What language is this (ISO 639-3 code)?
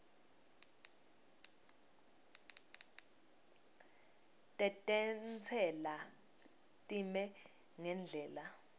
ssw